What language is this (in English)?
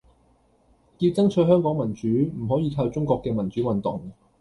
Cantonese